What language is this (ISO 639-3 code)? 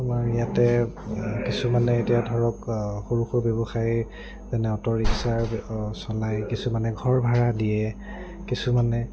asm